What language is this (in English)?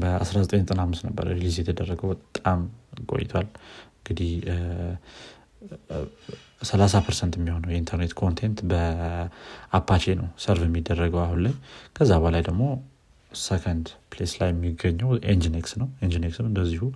Amharic